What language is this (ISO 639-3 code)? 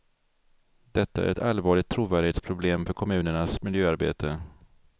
swe